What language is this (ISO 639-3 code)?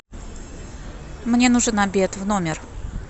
rus